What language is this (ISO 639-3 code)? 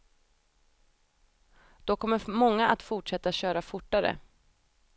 swe